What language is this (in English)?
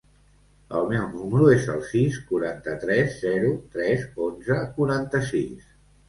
Catalan